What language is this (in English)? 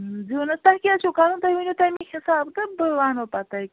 Kashmiri